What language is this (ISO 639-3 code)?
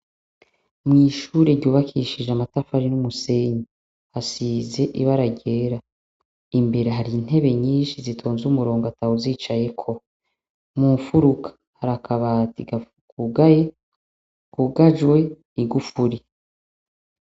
run